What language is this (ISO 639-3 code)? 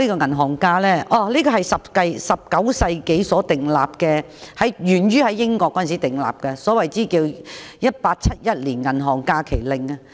yue